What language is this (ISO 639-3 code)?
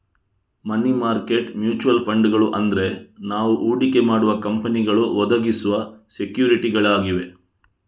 kan